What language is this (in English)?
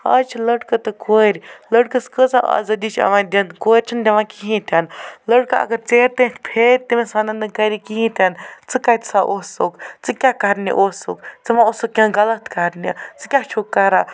Kashmiri